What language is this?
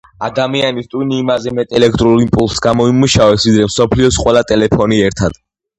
Georgian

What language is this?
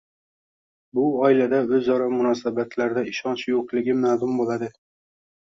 Uzbek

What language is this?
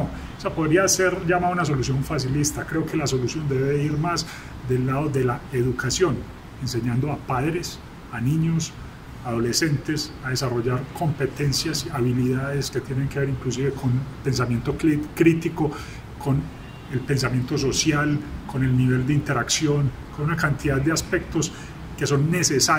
Spanish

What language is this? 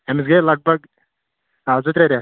Kashmiri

